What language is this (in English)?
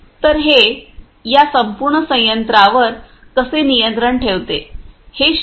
Marathi